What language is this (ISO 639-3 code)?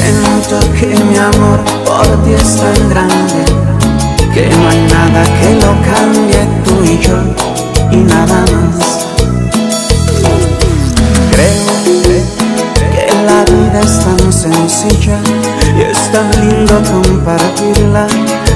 tha